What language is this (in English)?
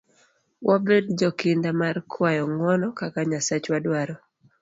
Luo (Kenya and Tanzania)